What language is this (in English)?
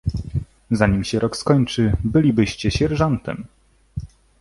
Polish